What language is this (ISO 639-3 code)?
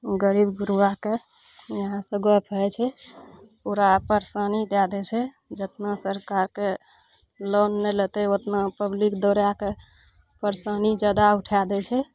mai